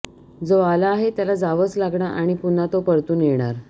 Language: Marathi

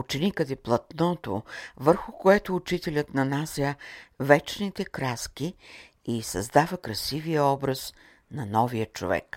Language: Bulgarian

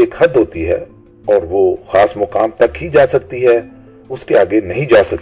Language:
Urdu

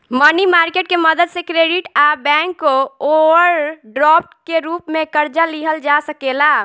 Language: Bhojpuri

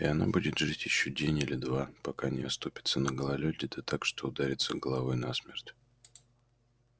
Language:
Russian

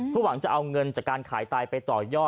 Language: Thai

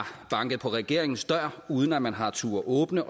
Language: Danish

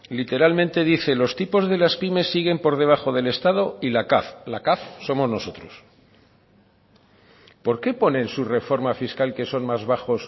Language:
Spanish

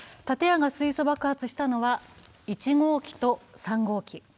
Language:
Japanese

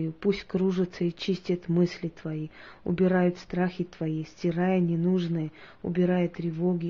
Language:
Russian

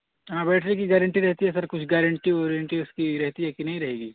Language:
Urdu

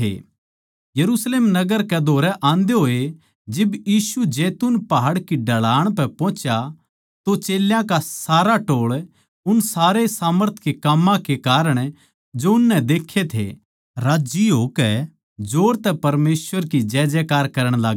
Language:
Haryanvi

